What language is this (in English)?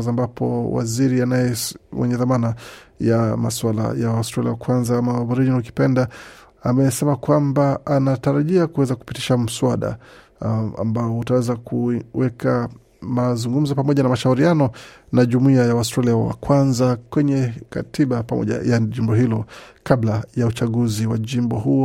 Swahili